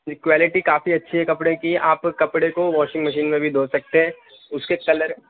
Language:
Urdu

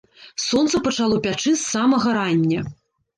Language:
Belarusian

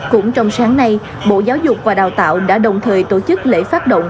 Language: Vietnamese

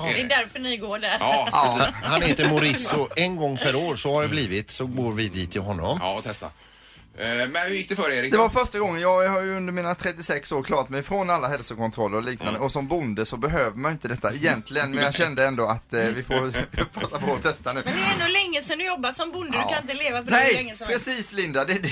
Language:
Swedish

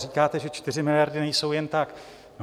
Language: Czech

